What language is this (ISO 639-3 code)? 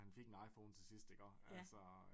dan